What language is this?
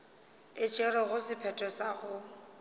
Northern Sotho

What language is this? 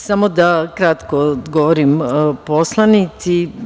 Serbian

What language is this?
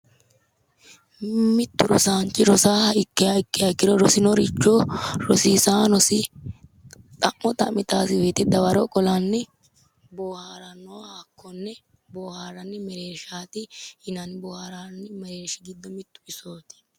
Sidamo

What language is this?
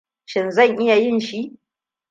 Hausa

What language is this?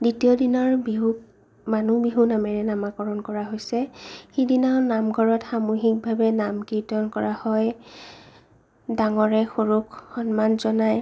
Assamese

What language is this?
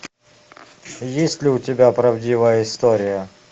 Russian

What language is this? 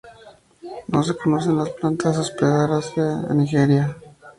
Spanish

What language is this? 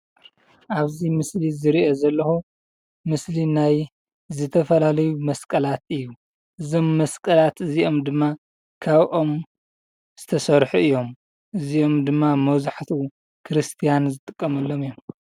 Tigrinya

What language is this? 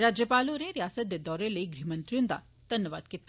Dogri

